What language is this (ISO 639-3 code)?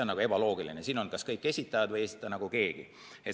est